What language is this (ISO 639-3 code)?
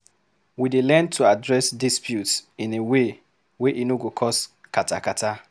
pcm